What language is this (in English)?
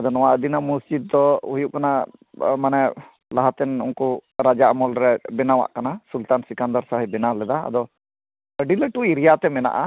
Santali